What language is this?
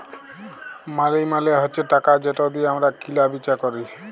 Bangla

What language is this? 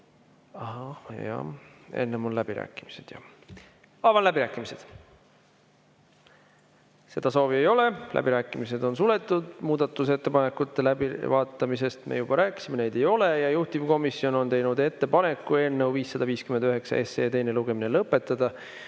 Estonian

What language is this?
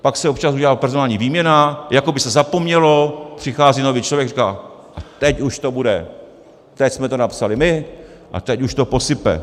Czech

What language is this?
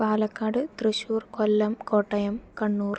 Malayalam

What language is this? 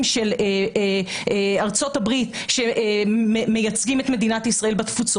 Hebrew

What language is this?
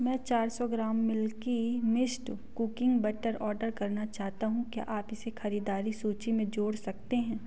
Hindi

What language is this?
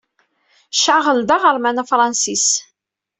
Kabyle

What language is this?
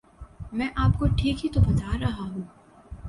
Urdu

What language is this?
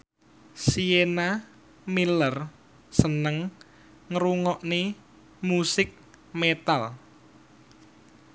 Javanese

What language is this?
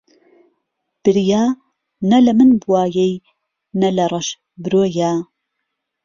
Central Kurdish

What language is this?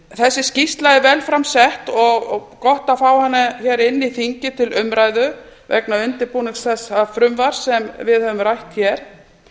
Icelandic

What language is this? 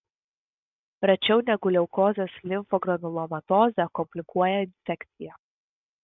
Lithuanian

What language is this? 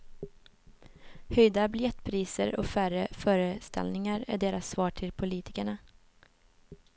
Swedish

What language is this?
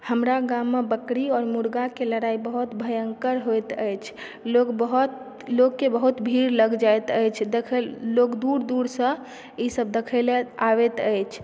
Maithili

